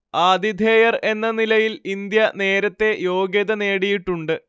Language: Malayalam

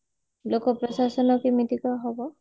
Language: Odia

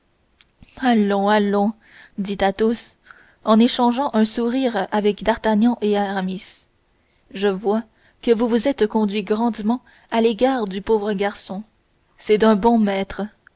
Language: French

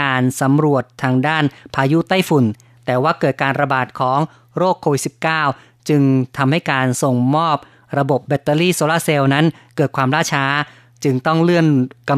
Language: Thai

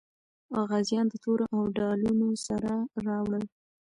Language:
Pashto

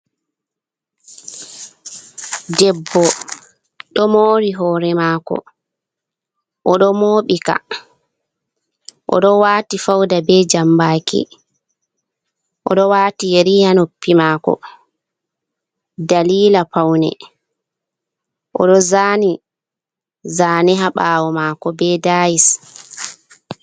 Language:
Fula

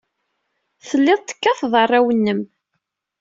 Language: Kabyle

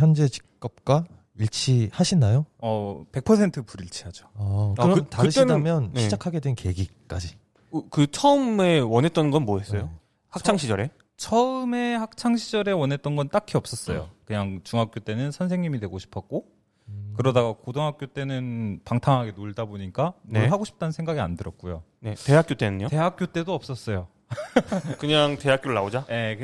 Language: Korean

